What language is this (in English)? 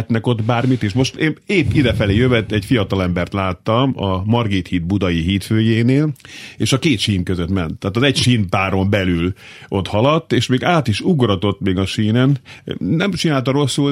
Hungarian